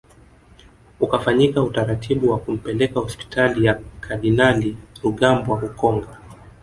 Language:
Swahili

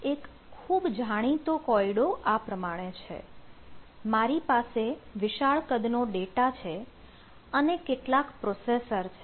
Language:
Gujarati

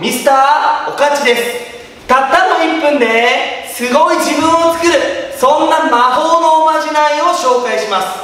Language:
Japanese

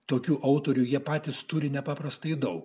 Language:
Lithuanian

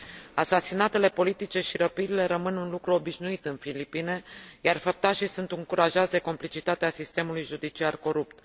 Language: Romanian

